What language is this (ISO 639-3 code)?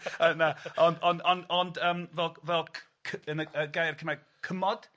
cym